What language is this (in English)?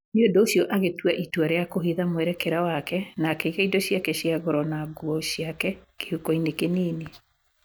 Kikuyu